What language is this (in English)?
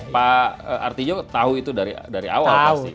Indonesian